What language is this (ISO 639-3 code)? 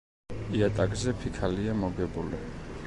kat